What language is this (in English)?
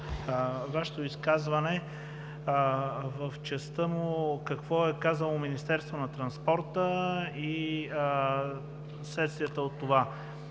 Bulgarian